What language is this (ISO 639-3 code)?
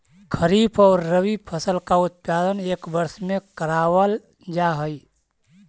mag